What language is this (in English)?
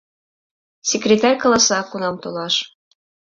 Mari